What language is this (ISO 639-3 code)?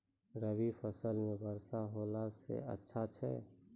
mai